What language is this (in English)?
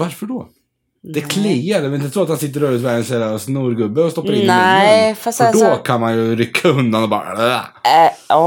Swedish